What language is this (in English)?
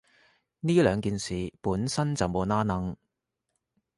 Cantonese